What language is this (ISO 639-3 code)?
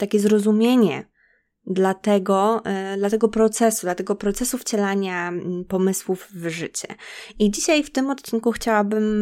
pol